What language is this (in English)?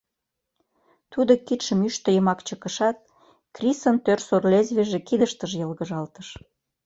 Mari